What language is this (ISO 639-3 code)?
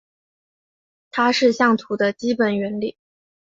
zho